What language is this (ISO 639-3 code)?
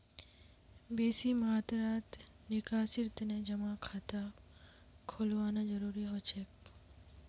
mag